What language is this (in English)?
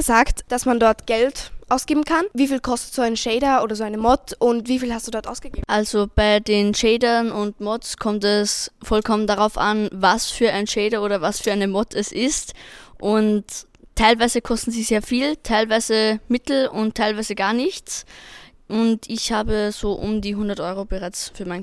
German